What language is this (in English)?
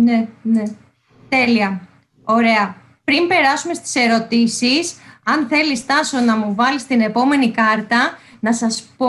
Greek